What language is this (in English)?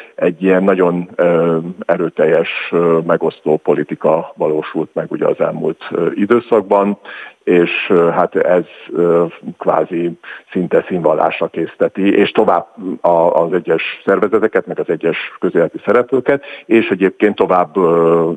Hungarian